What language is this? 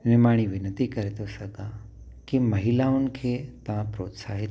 Sindhi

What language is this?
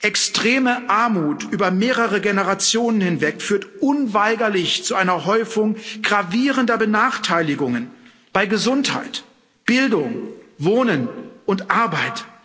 German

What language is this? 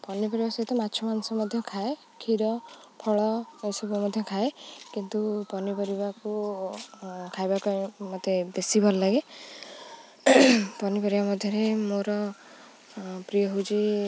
Odia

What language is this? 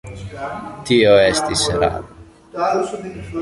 Esperanto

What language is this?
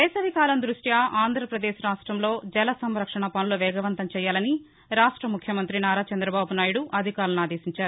Telugu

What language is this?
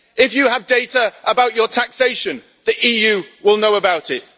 English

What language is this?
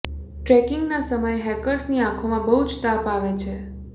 Gujarati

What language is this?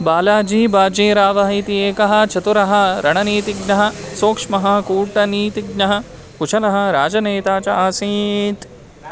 Sanskrit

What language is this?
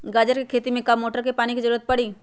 Magahi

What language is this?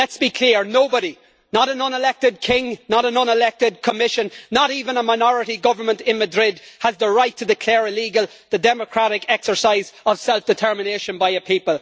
English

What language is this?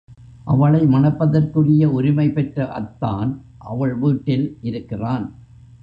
Tamil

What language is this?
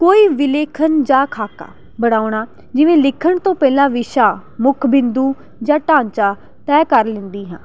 Punjabi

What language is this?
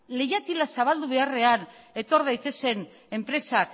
Basque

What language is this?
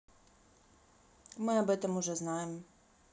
Russian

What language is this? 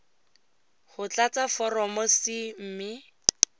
Tswana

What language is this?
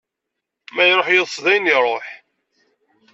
Kabyle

